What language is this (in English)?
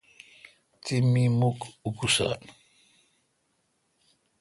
Kalkoti